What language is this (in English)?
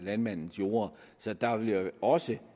Danish